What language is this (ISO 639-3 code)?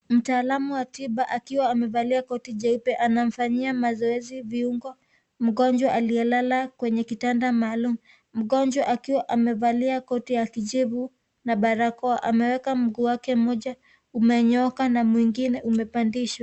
swa